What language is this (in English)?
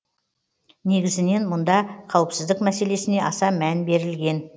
Kazakh